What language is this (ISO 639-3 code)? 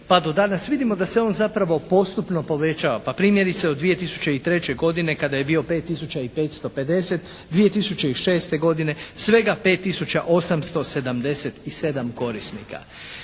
hrv